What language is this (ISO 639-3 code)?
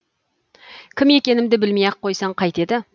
kaz